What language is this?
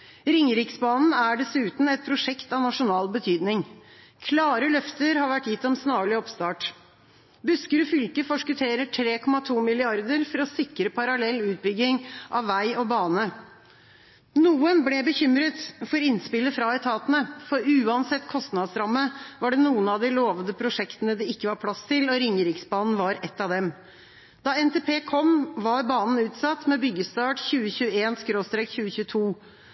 Norwegian Bokmål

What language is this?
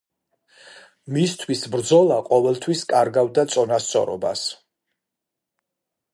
Georgian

